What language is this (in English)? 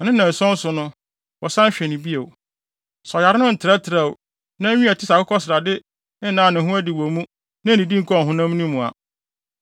Akan